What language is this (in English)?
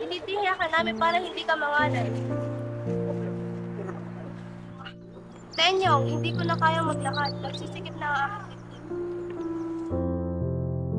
Filipino